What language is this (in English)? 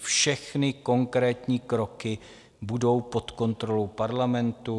Czech